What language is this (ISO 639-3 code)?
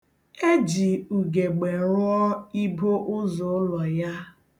ibo